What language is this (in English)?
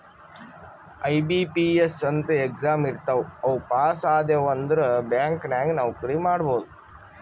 Kannada